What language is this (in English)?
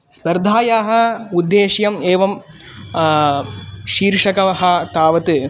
Sanskrit